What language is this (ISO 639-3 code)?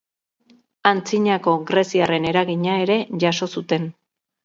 eus